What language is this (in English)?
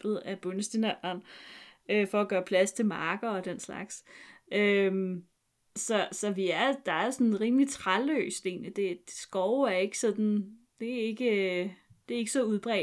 Danish